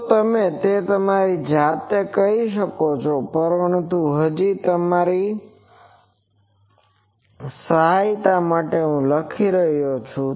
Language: Gujarati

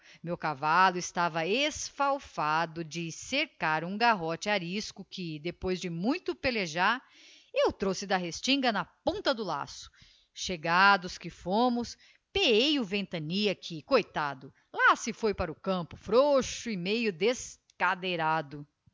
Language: Portuguese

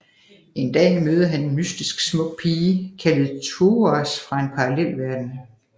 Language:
Danish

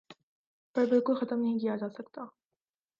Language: Urdu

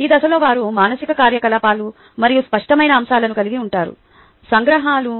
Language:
Telugu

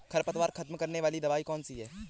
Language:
Hindi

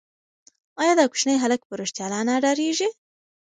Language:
Pashto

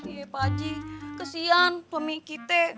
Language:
Indonesian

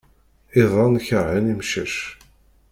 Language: Kabyle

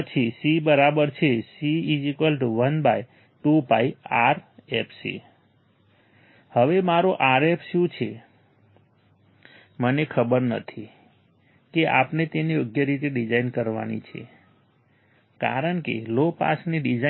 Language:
Gujarati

